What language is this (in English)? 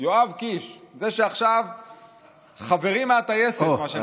Hebrew